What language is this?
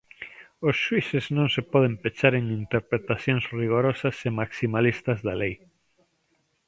Galician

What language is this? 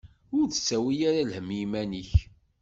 Kabyle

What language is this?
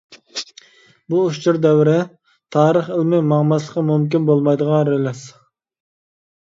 Uyghur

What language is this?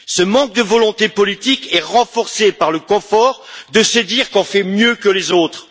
French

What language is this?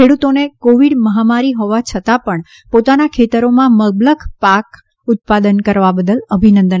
Gujarati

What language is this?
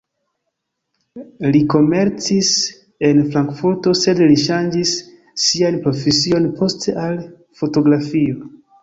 Esperanto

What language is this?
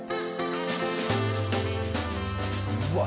Japanese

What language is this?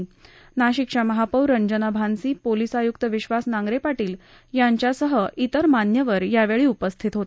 Marathi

